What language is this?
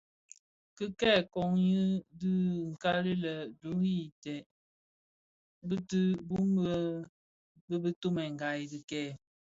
Bafia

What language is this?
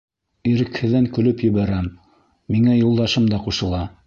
Bashkir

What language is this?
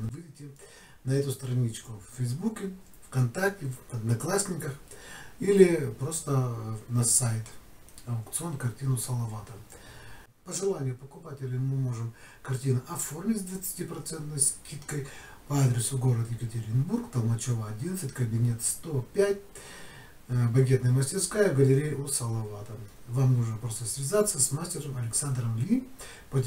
Russian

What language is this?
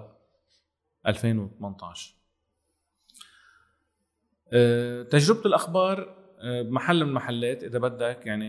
Arabic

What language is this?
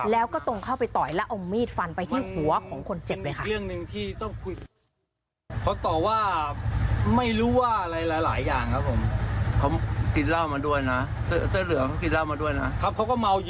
Thai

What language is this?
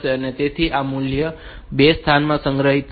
Gujarati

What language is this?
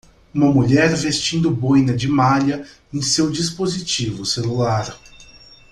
Portuguese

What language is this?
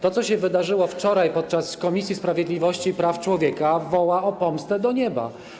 Polish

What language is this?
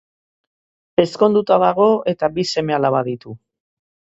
Basque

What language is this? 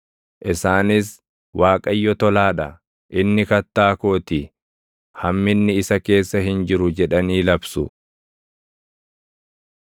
Oromo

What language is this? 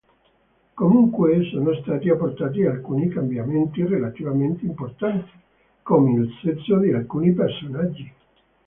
Italian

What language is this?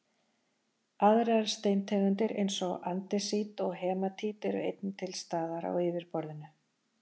Icelandic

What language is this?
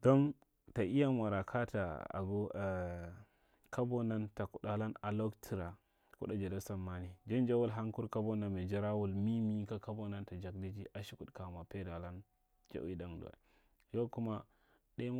Marghi Central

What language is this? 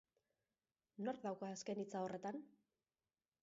Basque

